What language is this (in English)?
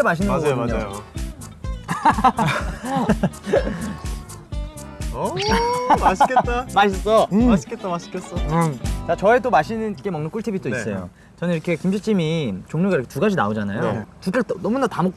Korean